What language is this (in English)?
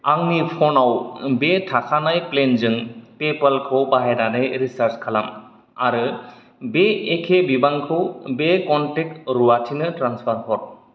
Bodo